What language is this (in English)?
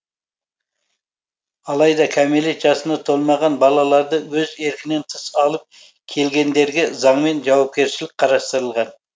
Kazakh